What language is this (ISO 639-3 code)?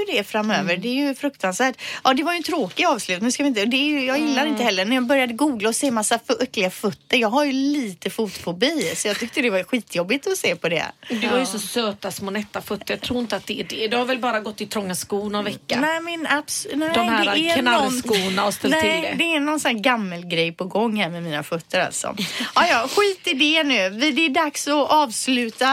swe